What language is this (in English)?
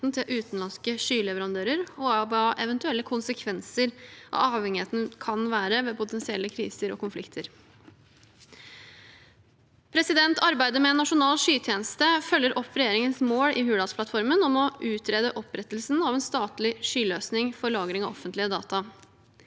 Norwegian